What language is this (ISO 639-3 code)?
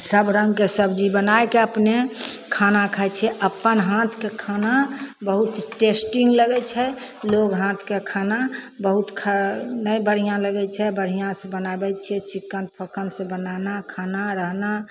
mai